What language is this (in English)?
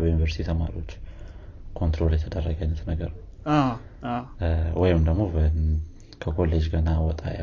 Amharic